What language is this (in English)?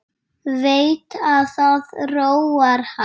Icelandic